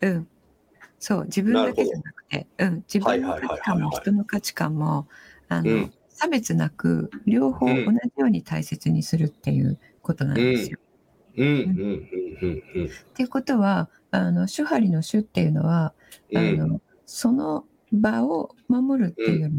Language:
Japanese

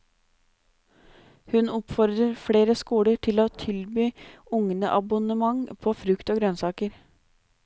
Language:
Norwegian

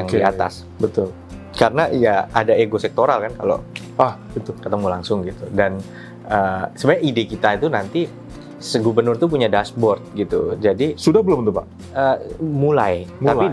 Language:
Indonesian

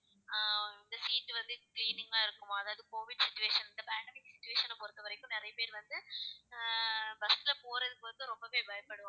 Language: Tamil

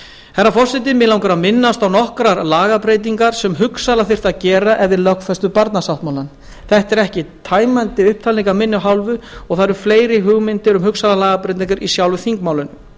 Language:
Icelandic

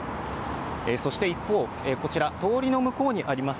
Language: Japanese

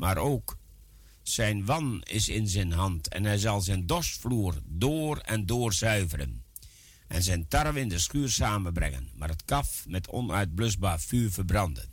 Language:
Dutch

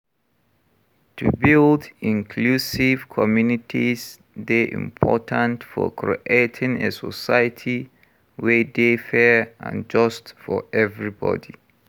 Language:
Nigerian Pidgin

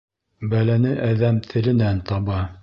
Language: Bashkir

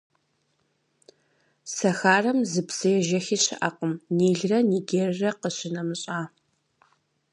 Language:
Kabardian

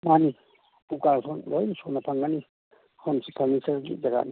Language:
Manipuri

